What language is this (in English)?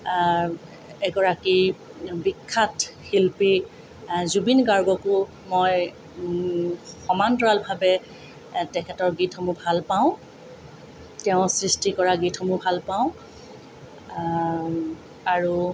Assamese